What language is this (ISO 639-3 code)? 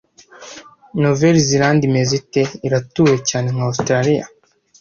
kin